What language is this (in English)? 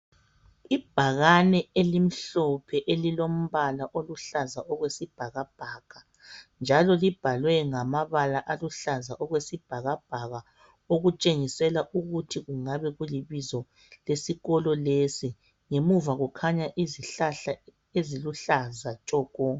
North Ndebele